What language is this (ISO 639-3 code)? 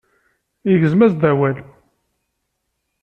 kab